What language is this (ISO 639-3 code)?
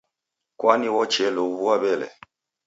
dav